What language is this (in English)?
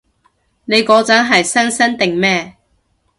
Cantonese